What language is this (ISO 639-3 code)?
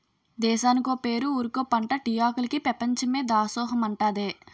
tel